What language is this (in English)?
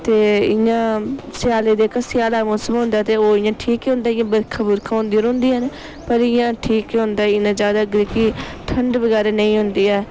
Dogri